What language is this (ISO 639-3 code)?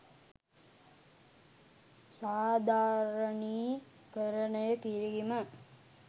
sin